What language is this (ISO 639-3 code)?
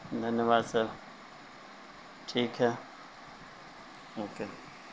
urd